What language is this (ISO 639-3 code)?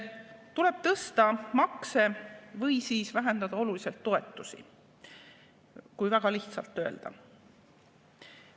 est